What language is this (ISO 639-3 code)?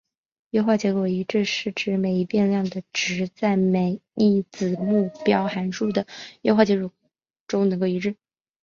zho